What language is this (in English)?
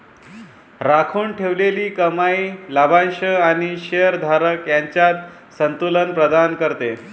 Marathi